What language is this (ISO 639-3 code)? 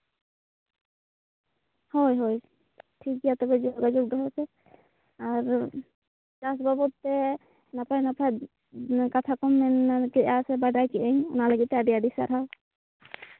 sat